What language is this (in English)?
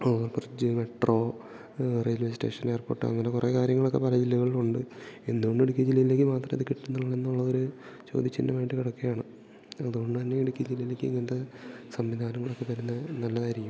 Malayalam